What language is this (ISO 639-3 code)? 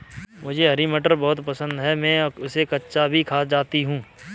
hin